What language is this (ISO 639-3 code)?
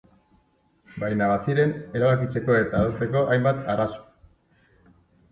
eus